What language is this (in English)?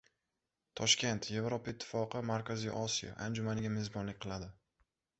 Uzbek